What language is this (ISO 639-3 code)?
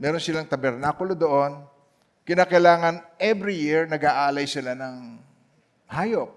fil